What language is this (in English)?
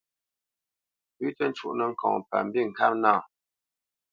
Bamenyam